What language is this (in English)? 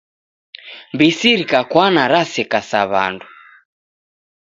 Taita